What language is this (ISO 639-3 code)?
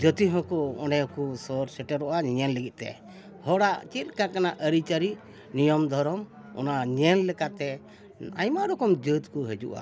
sat